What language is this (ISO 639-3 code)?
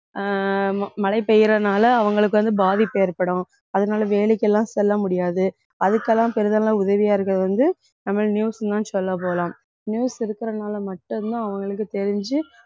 tam